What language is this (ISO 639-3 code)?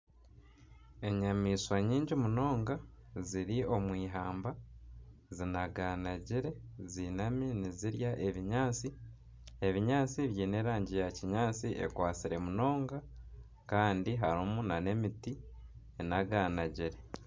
nyn